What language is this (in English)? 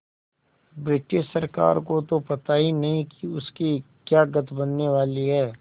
Hindi